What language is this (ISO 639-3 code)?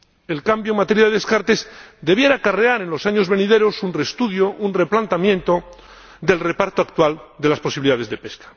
spa